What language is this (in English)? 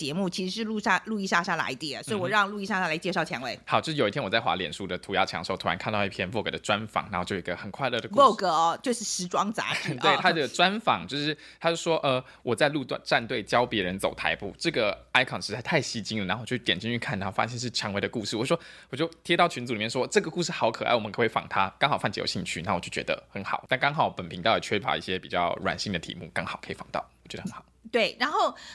Chinese